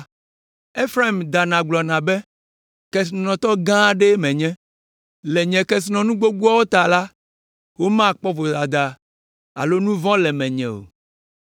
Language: Ewe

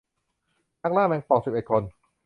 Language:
Thai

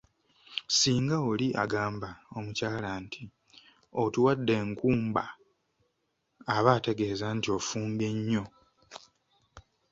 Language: Ganda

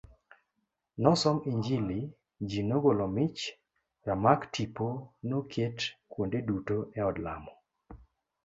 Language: Luo (Kenya and Tanzania)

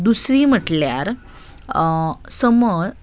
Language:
Konkani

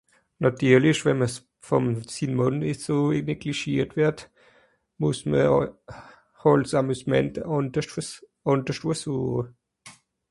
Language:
Swiss German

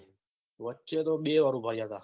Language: Gujarati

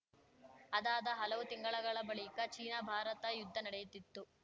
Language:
Kannada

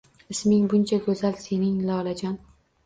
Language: Uzbek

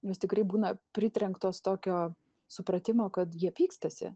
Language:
Lithuanian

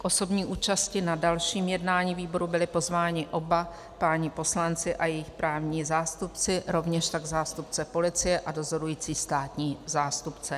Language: Czech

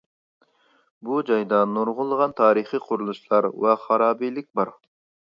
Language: Uyghur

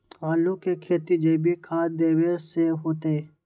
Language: Magahi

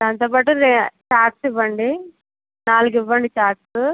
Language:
Telugu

